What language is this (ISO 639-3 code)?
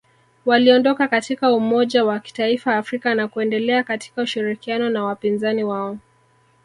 swa